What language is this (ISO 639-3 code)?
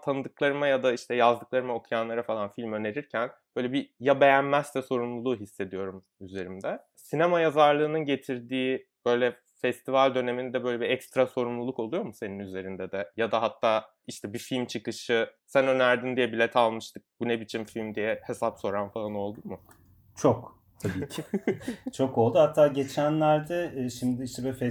tur